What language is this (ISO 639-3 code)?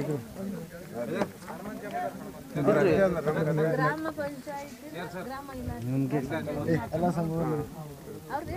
ell